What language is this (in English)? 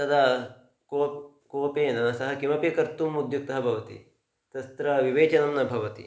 Sanskrit